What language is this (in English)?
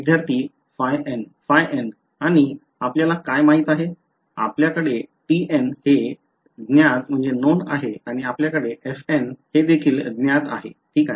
Marathi